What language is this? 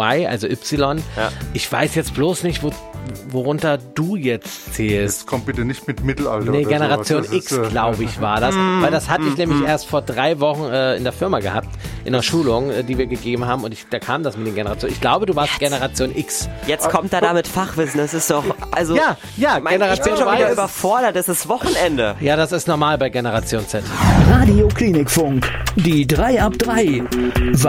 German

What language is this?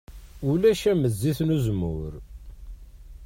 Kabyle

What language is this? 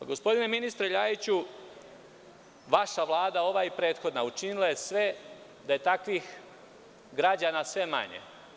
Serbian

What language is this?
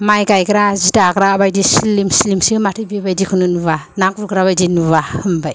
Bodo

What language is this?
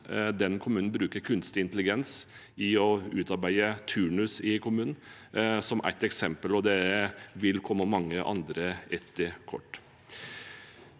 Norwegian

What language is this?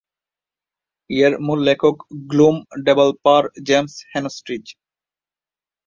Bangla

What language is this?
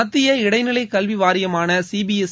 Tamil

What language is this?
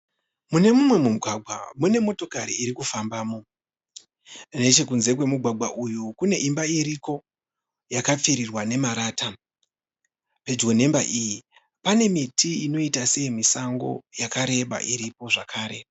Shona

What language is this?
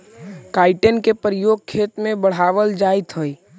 Magahi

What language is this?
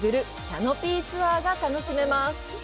Japanese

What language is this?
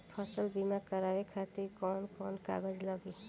Bhojpuri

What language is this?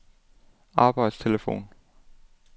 Danish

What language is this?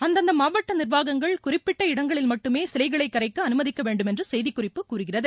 Tamil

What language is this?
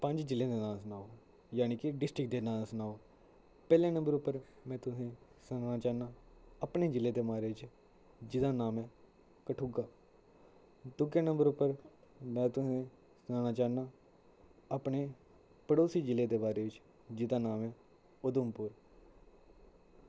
Dogri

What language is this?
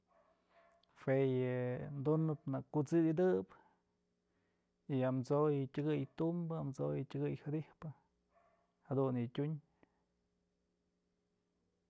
Mazatlán Mixe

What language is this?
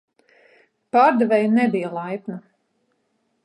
Latvian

